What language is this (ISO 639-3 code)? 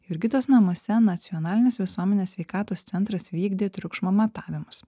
lit